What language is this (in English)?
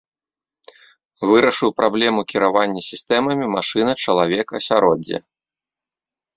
Belarusian